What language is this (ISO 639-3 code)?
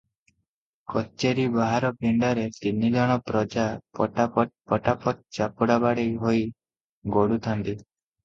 ori